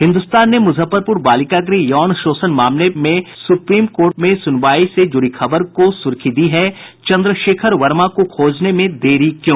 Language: Hindi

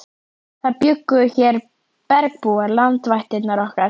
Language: Icelandic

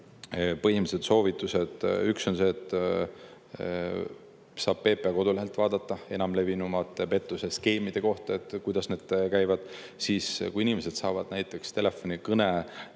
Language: Estonian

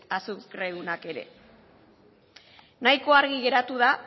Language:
Basque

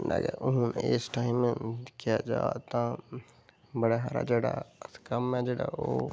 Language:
Dogri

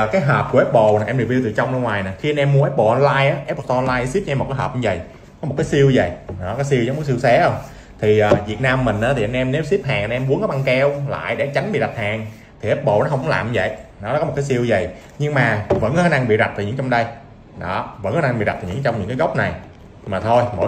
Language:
Vietnamese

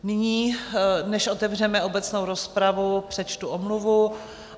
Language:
Czech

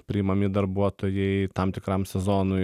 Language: Lithuanian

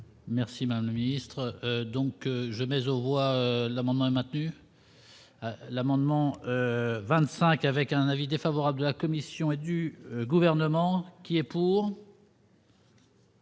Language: French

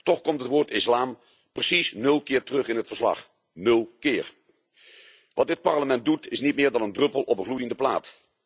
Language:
Dutch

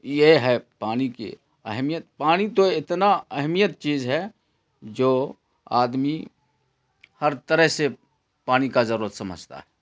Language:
Urdu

